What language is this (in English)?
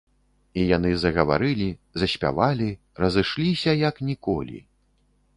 Belarusian